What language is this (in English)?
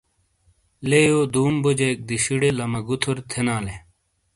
Shina